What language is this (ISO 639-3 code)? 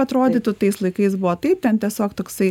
lit